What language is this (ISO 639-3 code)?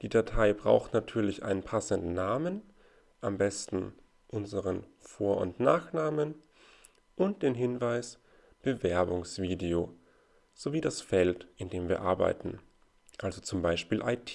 deu